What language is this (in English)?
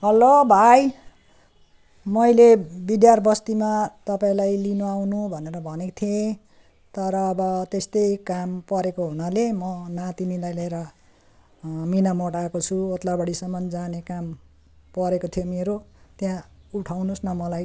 Nepali